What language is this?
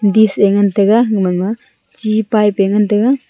Wancho Naga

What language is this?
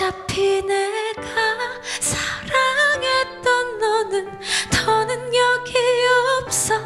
Korean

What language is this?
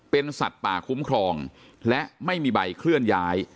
Thai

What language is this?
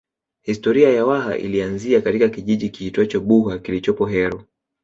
Swahili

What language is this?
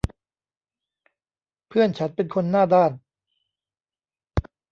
Thai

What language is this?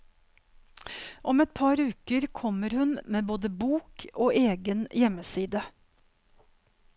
Norwegian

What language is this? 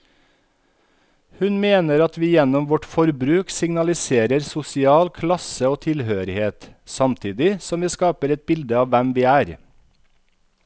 Norwegian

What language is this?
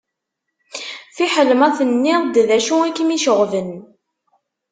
Kabyle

